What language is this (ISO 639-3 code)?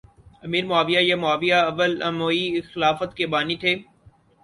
urd